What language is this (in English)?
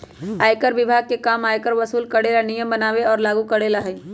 Magahi